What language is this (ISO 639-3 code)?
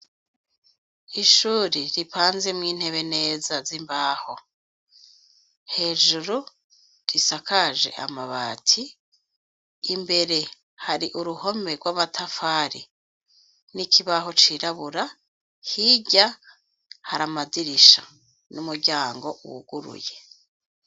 run